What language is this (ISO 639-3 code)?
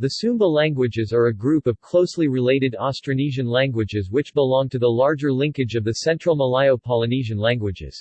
eng